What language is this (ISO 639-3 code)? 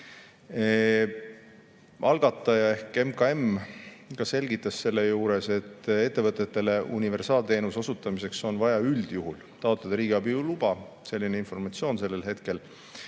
est